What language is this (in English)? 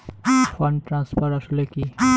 Bangla